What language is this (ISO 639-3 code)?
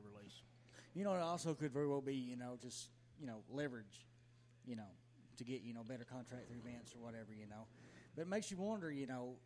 eng